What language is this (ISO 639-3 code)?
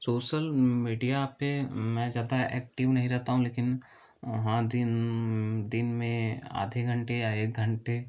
hin